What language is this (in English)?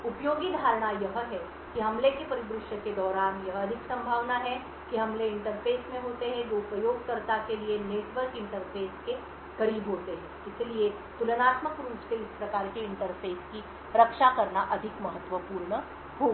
Hindi